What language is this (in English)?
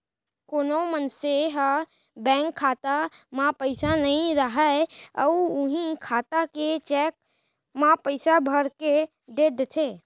Chhattisgarhi